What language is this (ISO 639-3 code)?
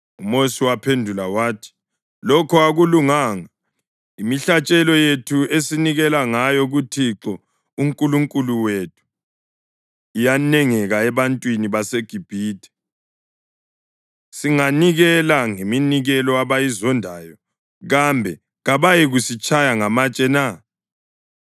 nde